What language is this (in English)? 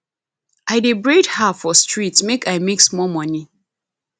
Nigerian Pidgin